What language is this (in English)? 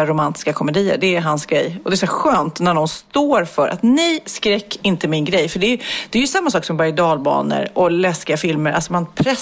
Swedish